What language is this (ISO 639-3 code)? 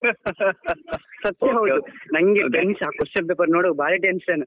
kan